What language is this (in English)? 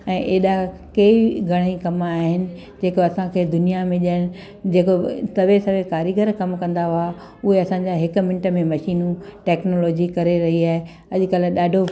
Sindhi